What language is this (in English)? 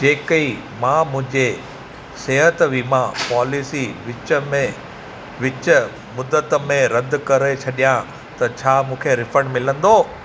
Sindhi